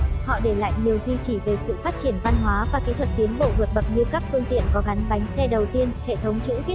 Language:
Vietnamese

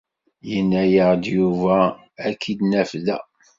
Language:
Kabyle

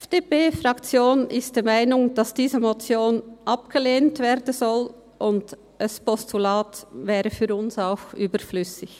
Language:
Swiss German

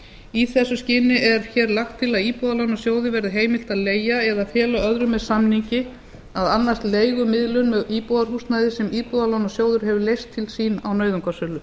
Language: Icelandic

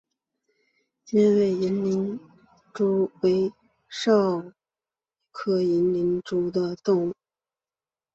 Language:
Chinese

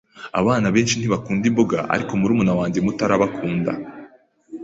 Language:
Kinyarwanda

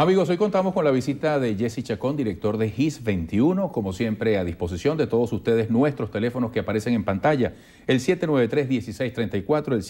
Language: Spanish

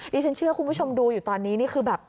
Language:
Thai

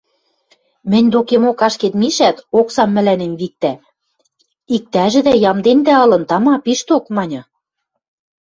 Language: Western Mari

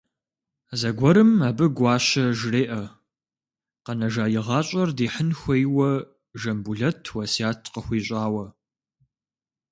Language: Kabardian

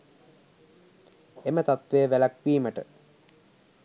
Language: Sinhala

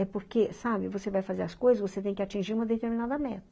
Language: Portuguese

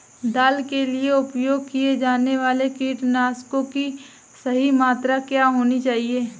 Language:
Hindi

